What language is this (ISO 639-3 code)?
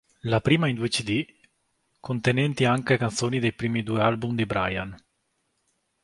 ita